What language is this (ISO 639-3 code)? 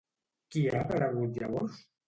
cat